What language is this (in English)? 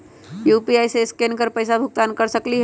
Magahi